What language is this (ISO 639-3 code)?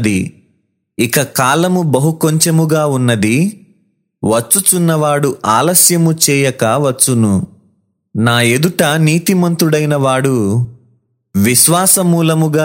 tel